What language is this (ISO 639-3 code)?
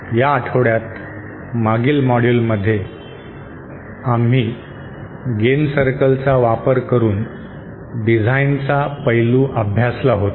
mar